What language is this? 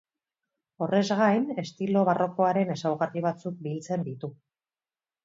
Basque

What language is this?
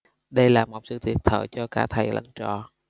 Vietnamese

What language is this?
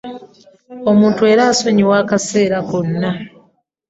Ganda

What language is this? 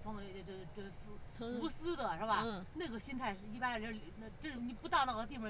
Chinese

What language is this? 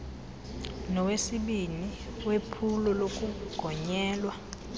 Xhosa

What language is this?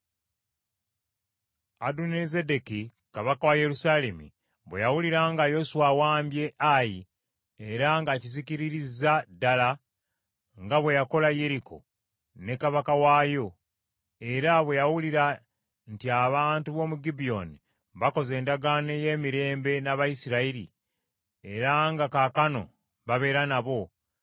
Ganda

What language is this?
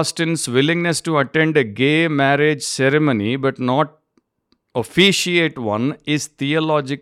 Telugu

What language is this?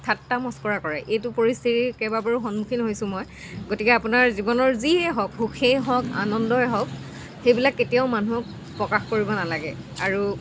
Assamese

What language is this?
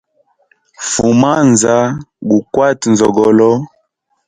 Hemba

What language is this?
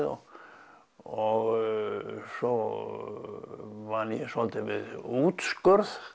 Icelandic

